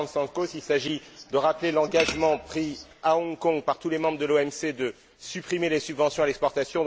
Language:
French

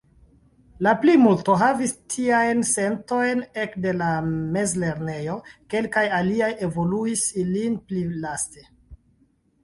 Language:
Esperanto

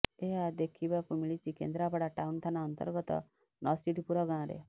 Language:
Odia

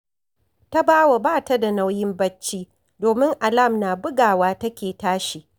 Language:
Hausa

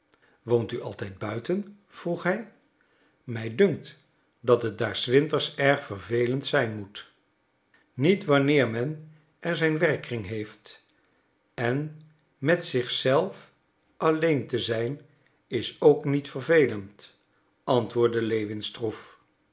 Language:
Dutch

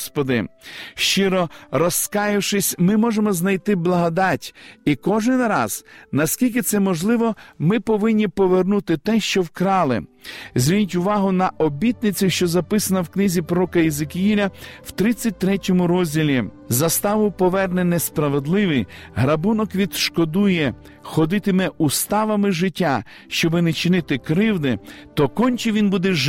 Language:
Ukrainian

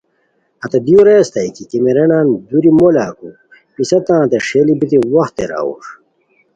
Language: Khowar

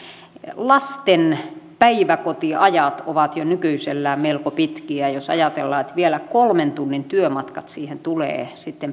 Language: Finnish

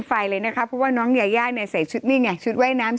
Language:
Thai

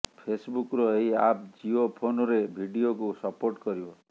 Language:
Odia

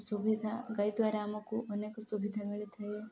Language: Odia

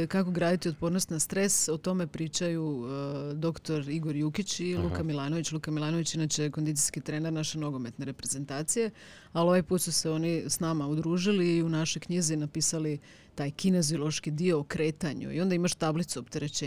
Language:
Croatian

